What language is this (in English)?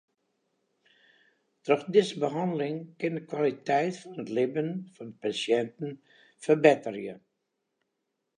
Western Frisian